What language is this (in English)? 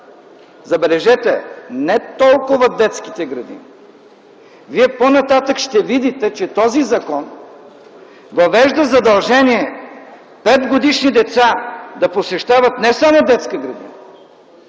Bulgarian